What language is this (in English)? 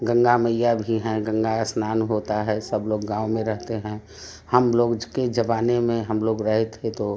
Hindi